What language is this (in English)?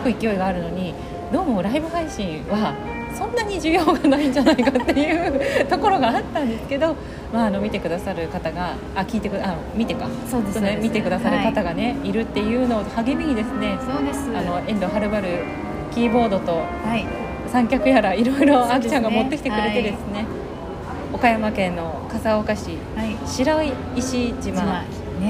Japanese